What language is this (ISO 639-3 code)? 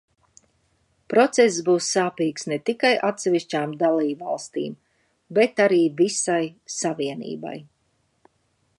lav